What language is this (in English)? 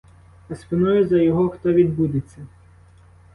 Ukrainian